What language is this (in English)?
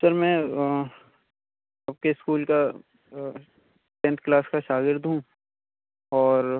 Urdu